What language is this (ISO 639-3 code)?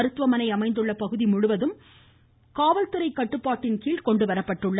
tam